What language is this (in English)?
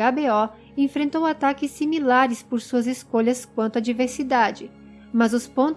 Portuguese